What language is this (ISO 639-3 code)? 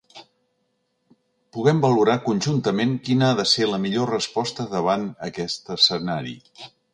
cat